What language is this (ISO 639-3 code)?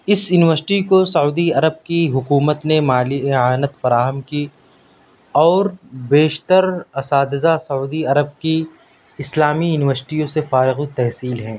urd